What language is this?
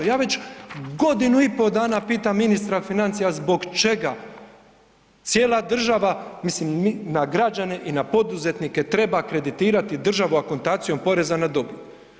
Croatian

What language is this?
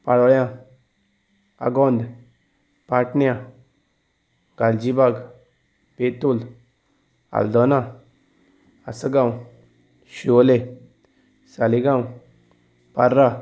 Konkani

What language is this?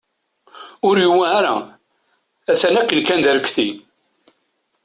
Kabyle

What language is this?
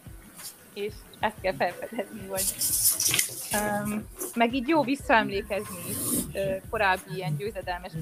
Hungarian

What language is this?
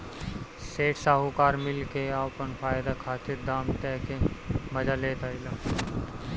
Bhojpuri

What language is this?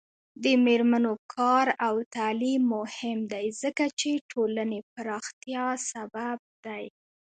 Pashto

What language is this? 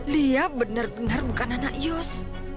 Indonesian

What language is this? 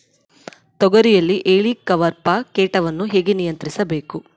Kannada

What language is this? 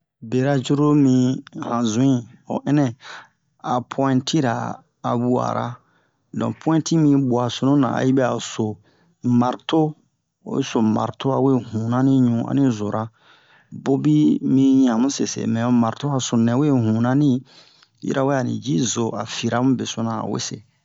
Bomu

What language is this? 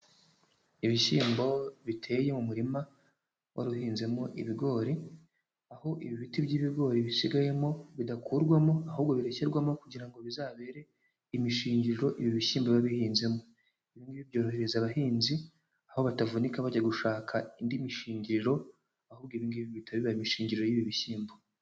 Kinyarwanda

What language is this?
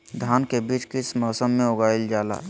Magahi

